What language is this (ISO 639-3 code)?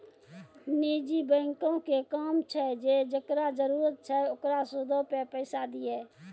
mai